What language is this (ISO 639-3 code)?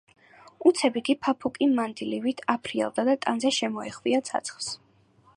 kat